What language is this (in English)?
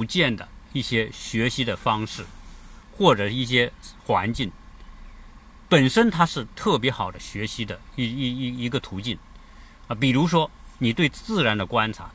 Chinese